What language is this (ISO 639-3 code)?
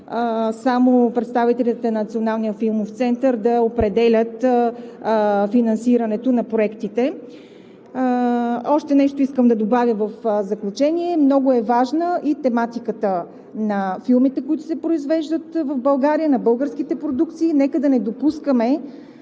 bul